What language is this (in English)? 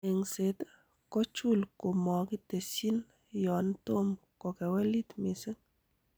Kalenjin